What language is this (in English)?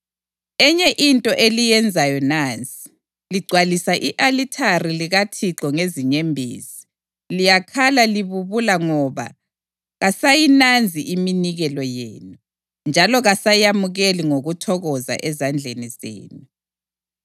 North Ndebele